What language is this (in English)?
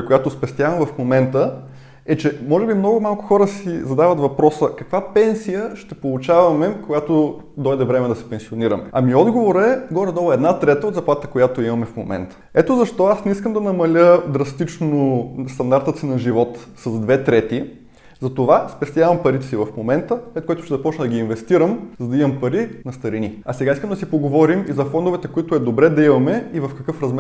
Bulgarian